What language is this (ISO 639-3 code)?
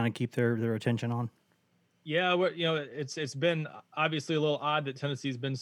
eng